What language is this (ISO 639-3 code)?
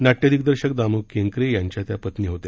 mar